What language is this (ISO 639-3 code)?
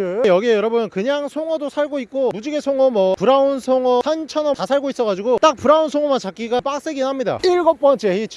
kor